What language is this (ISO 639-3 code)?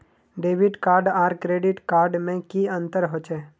mag